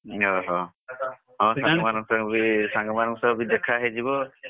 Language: Odia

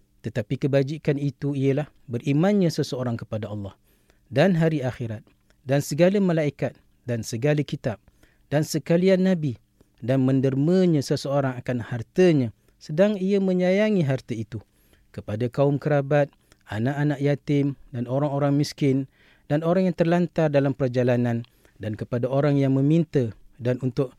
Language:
Malay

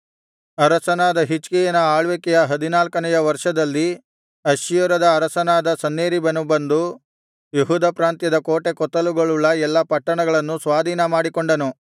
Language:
Kannada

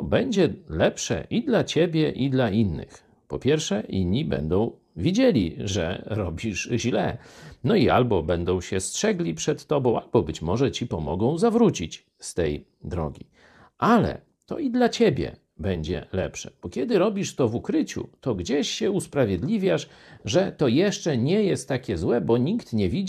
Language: Polish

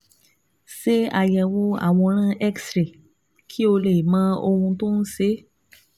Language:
Yoruba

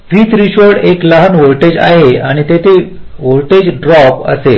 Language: Marathi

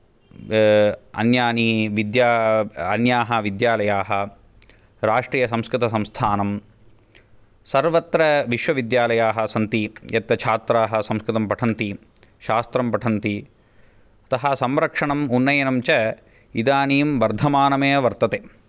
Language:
Sanskrit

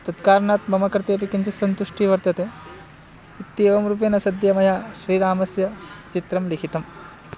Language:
Sanskrit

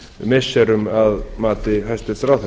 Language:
Icelandic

